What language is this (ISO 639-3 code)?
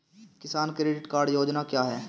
hin